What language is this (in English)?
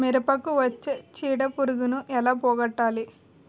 Telugu